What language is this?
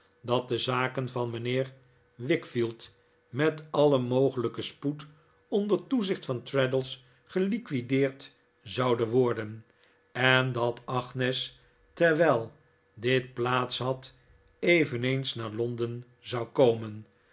Dutch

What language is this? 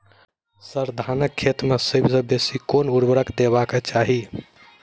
Maithili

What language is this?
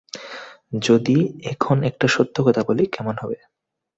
Bangla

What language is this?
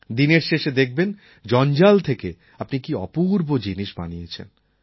Bangla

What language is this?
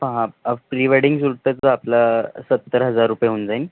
Marathi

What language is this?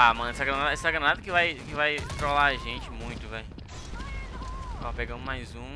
Portuguese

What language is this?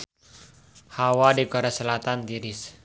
Sundanese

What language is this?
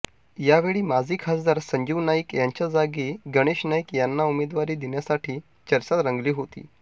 Marathi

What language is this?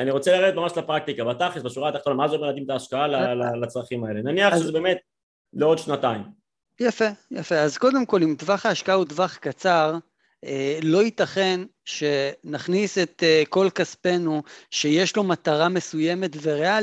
Hebrew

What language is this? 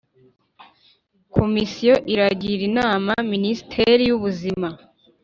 Kinyarwanda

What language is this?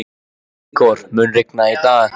Icelandic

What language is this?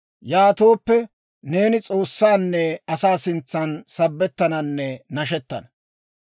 Dawro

